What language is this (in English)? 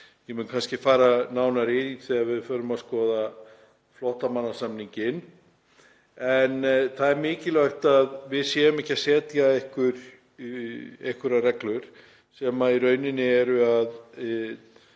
Icelandic